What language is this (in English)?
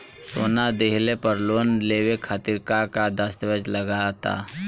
Bhojpuri